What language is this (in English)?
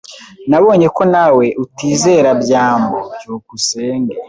Kinyarwanda